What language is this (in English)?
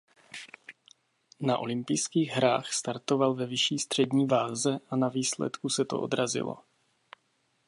Czech